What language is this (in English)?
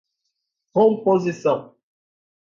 Portuguese